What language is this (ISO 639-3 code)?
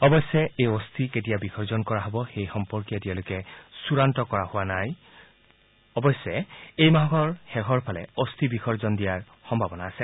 asm